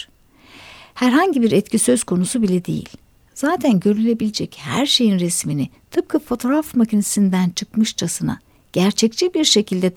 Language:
Turkish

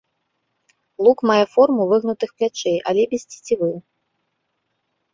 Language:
Belarusian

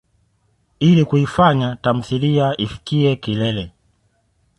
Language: Swahili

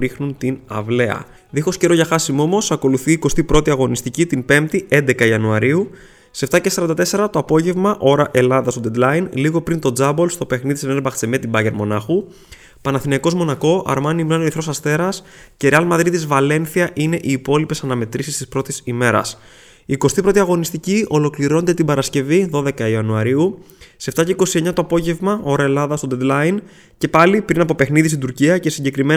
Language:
Greek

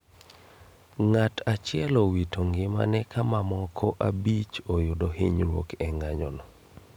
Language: Luo (Kenya and Tanzania)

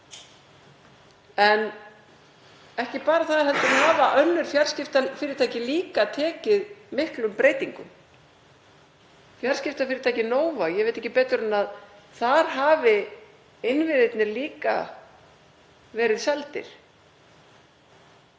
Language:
Icelandic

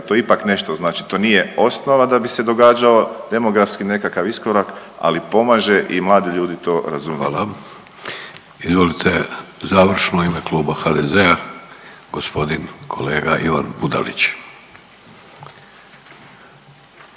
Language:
Croatian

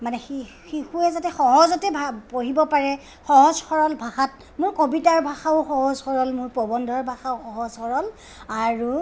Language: Assamese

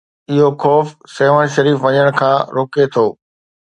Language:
Sindhi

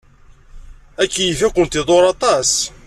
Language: Kabyle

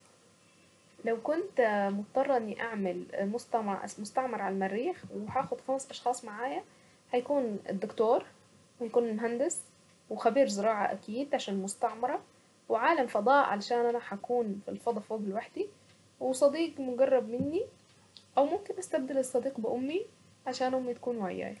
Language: Saidi Arabic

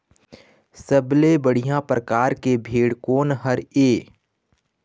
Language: Chhattisgarhi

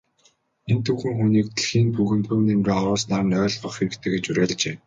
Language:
Mongolian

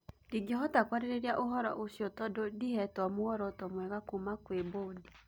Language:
Kikuyu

